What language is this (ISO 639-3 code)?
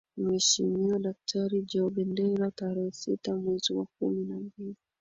swa